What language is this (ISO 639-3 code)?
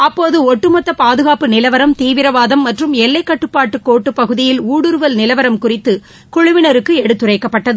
tam